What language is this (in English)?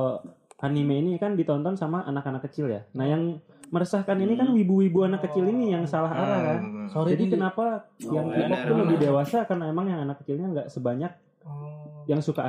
Indonesian